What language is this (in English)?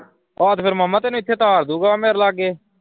Punjabi